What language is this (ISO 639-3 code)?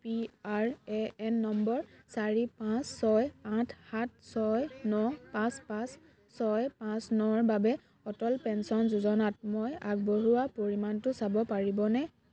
asm